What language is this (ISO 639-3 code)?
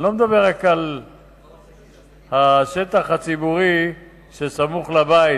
heb